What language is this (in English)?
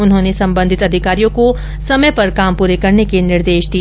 Hindi